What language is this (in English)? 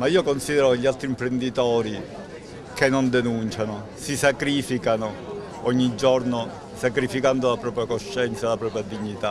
Italian